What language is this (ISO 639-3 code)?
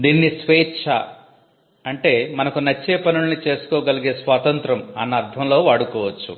tel